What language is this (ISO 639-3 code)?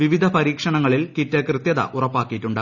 mal